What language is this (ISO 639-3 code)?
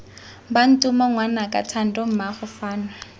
tsn